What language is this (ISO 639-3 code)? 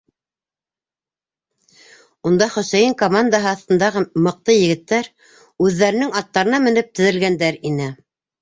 bak